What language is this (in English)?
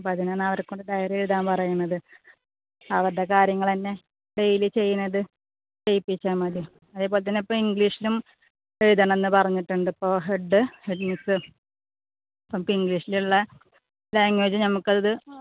Malayalam